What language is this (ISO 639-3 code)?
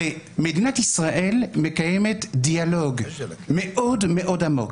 heb